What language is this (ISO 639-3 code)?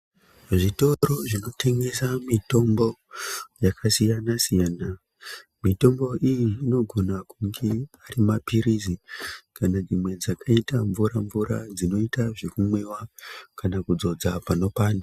ndc